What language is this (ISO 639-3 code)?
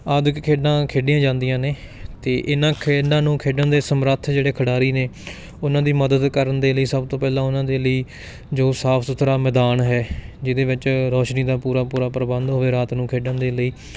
pan